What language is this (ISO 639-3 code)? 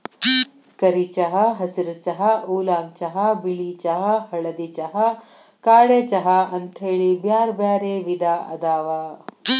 kan